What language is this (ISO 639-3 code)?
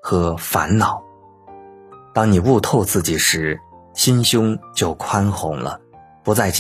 zho